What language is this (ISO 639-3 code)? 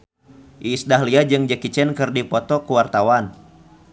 sun